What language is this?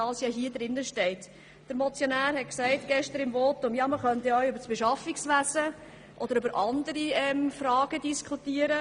Swiss German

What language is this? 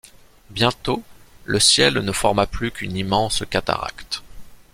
French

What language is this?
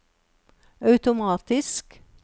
Norwegian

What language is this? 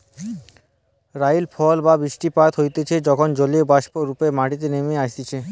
Bangla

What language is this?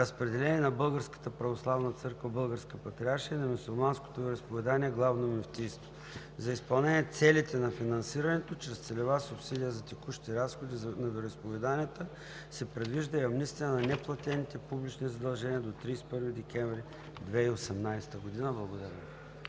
Bulgarian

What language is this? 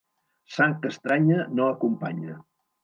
Catalan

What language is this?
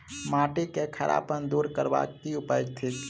Maithili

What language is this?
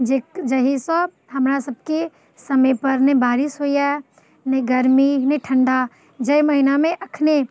Maithili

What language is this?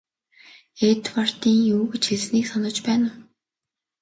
Mongolian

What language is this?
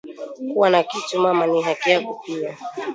Swahili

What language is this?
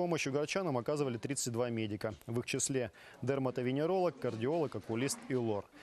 Russian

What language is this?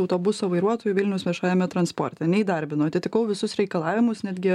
Lithuanian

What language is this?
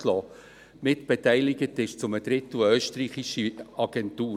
Swiss German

